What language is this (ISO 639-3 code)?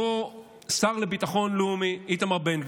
heb